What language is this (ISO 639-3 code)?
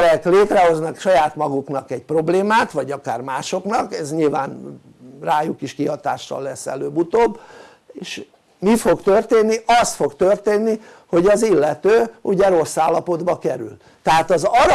hun